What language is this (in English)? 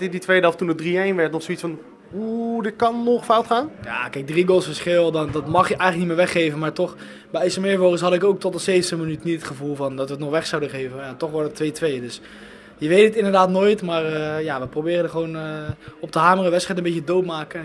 Dutch